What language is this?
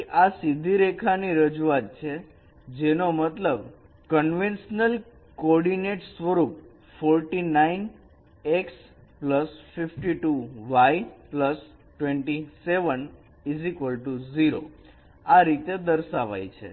Gujarati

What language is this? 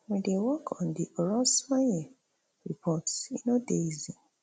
Nigerian Pidgin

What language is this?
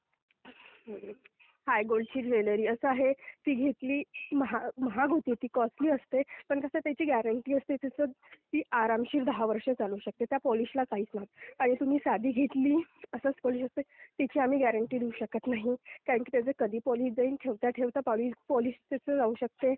Marathi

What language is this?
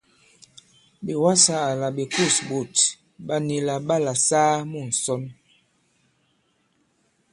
Bankon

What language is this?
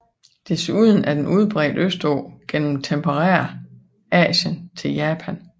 Danish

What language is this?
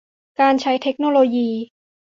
Thai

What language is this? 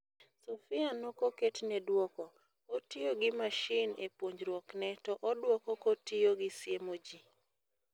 Luo (Kenya and Tanzania)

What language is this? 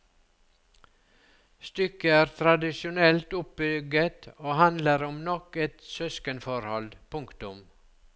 Norwegian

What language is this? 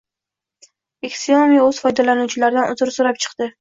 Uzbek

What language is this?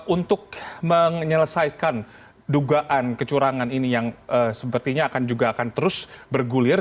Indonesian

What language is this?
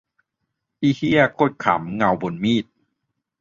Thai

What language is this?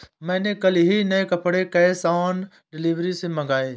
Hindi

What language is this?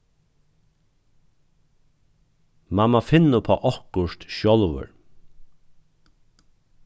Faroese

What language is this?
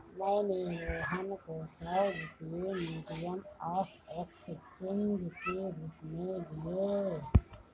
Hindi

